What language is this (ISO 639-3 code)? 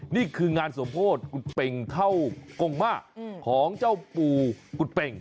tha